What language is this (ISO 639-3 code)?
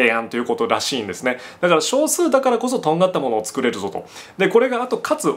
jpn